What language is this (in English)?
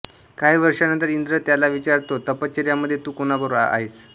Marathi